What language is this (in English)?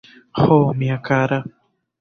Esperanto